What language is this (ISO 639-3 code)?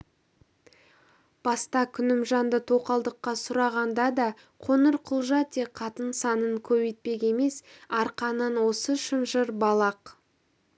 kaz